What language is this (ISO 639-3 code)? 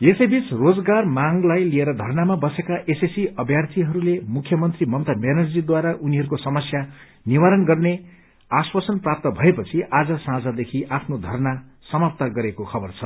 nep